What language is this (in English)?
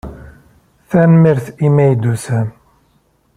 Kabyle